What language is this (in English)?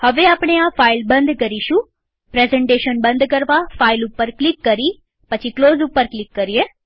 Gujarati